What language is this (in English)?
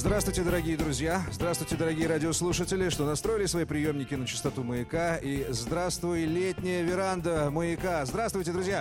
Russian